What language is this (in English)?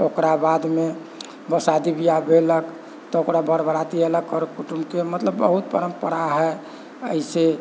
Maithili